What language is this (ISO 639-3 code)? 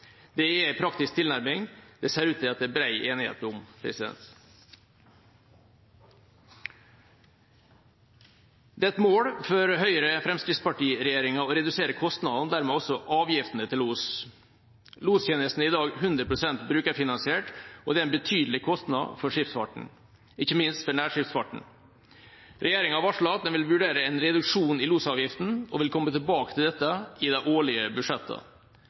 nob